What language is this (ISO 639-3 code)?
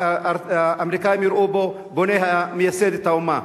heb